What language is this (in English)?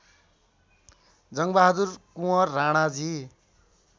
Nepali